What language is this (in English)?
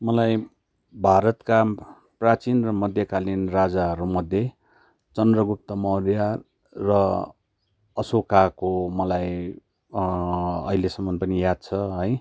Nepali